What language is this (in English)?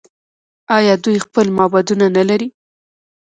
Pashto